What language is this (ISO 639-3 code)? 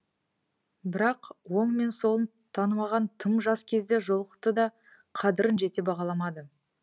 kaz